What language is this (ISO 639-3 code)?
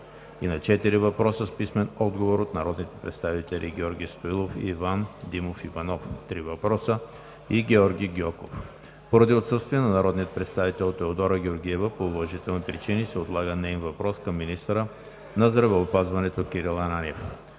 bul